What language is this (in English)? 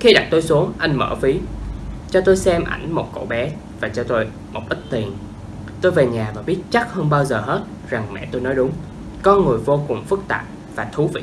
Vietnamese